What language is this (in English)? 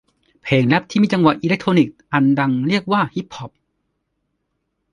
Thai